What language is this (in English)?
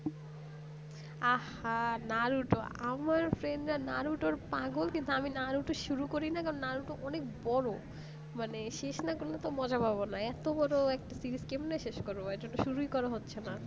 Bangla